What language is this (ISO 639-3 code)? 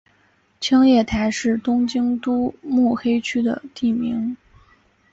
zho